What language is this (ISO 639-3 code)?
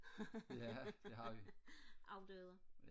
dan